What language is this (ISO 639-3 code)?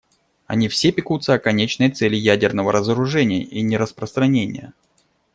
rus